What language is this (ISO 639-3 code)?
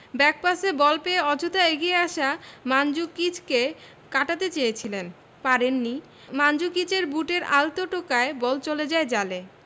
ben